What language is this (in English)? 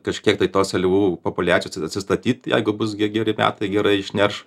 Lithuanian